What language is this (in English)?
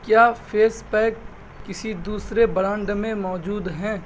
Urdu